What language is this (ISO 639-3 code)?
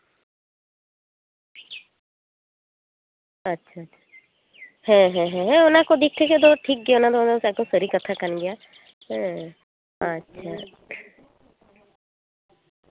sat